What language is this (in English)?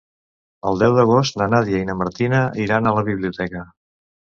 Catalan